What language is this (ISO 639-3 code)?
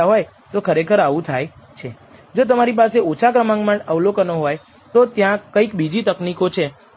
guj